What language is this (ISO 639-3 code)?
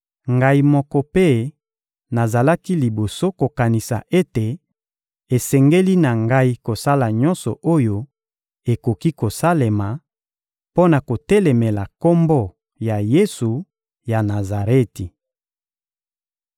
lin